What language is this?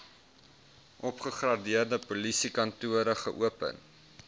Afrikaans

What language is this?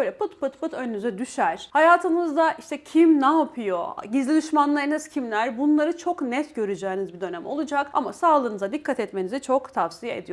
Turkish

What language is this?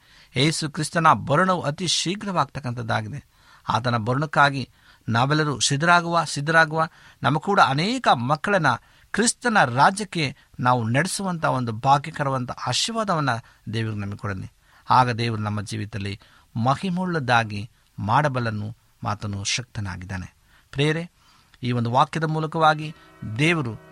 Kannada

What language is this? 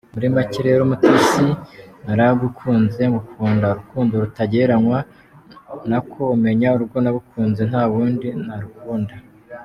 Kinyarwanda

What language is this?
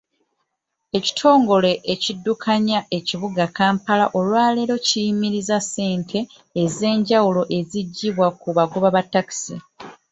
Ganda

